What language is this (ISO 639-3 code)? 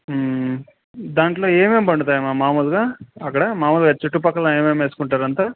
tel